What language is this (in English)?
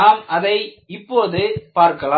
Tamil